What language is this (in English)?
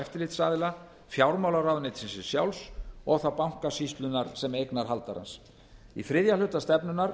Icelandic